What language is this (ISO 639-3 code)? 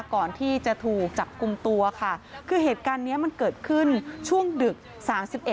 tha